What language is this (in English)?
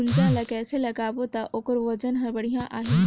Chhattisgarhi